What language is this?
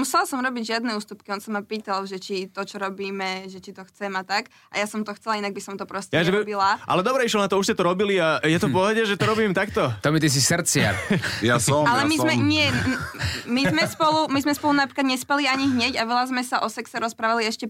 Slovak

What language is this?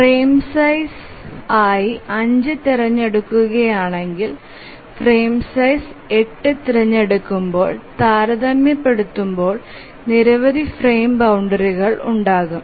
Malayalam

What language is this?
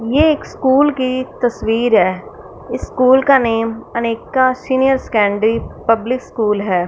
Hindi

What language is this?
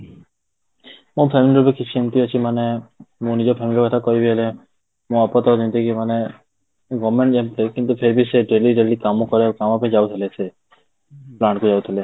Odia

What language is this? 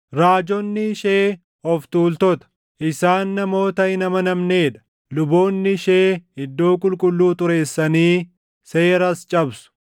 Oromo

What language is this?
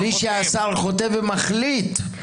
Hebrew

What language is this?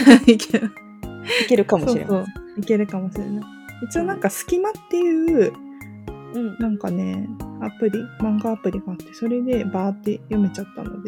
Japanese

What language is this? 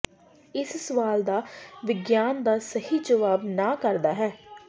Punjabi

